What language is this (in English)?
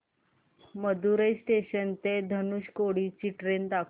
Marathi